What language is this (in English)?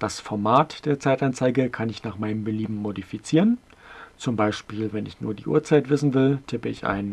German